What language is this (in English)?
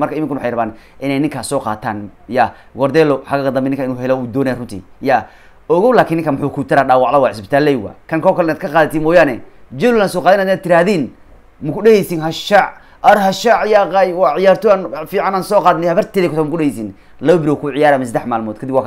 Arabic